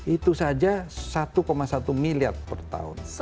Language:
Indonesian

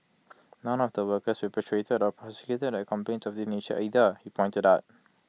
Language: English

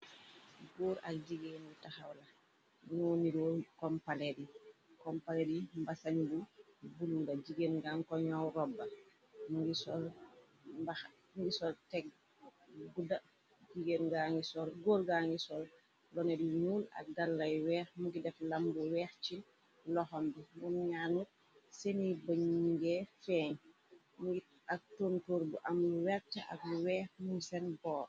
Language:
Wolof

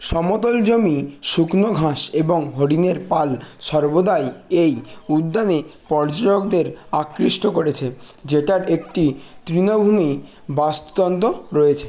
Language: Bangla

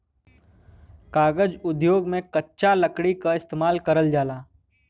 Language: Bhojpuri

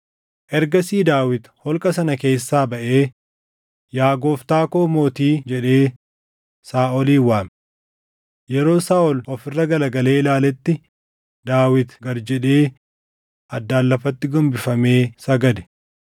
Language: Oromo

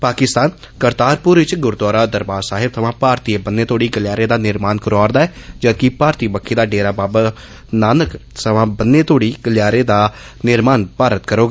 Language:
Dogri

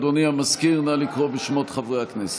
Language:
Hebrew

